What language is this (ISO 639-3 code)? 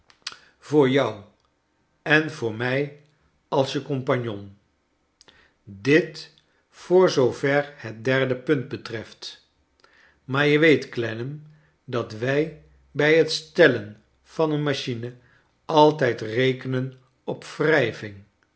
nld